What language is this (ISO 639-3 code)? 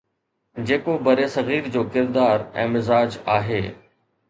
snd